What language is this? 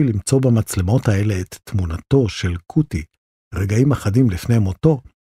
Hebrew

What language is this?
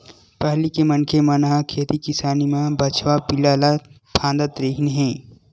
Chhattisgarhi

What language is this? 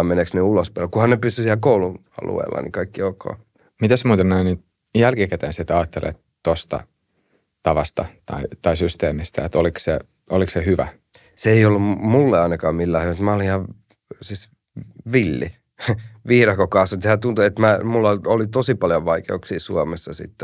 Finnish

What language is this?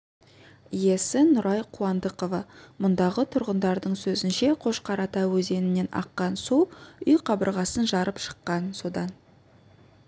Kazakh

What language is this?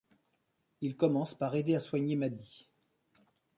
French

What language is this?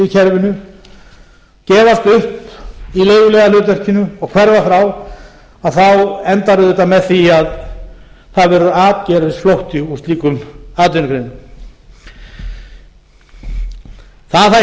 Icelandic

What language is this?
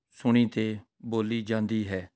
Punjabi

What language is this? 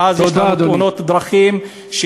Hebrew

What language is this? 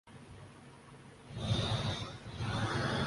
Urdu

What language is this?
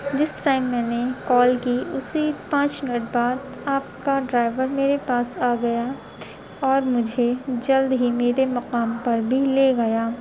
Urdu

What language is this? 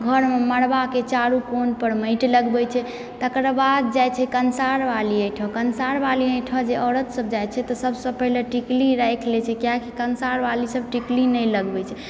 Maithili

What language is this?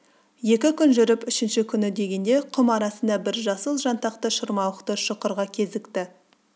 Kazakh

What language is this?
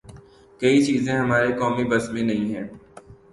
Urdu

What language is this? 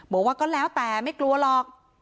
Thai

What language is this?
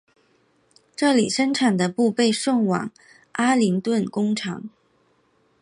Chinese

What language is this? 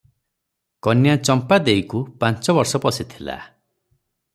Odia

